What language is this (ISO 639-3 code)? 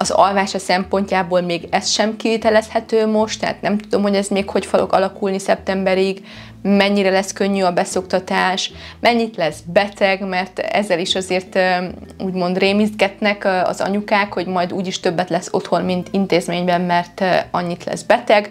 hun